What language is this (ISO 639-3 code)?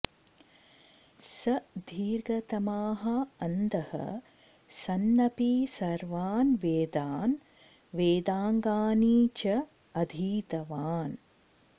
san